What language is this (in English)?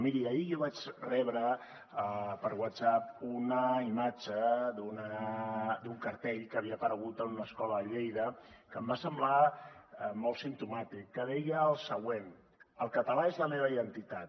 Catalan